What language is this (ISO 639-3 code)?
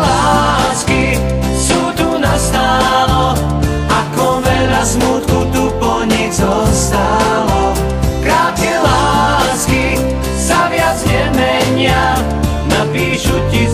ces